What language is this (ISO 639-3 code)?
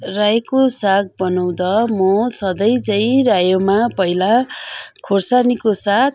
nep